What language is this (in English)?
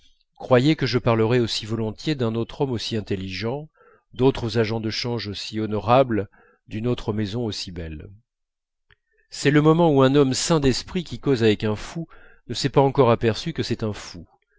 French